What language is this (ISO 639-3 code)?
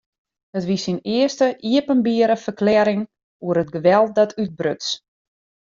fry